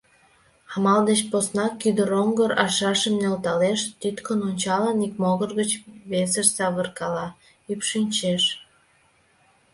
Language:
Mari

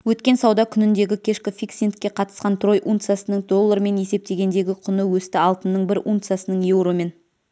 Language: Kazakh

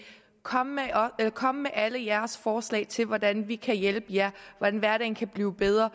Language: Danish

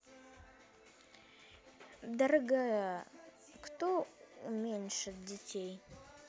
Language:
Russian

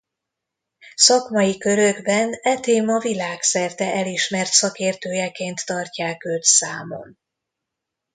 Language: Hungarian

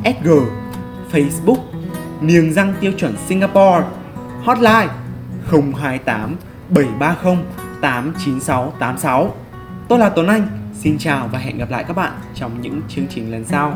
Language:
Vietnamese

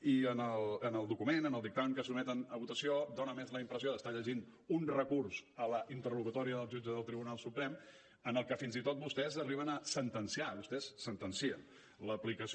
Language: Catalan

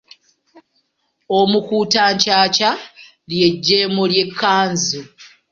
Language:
Ganda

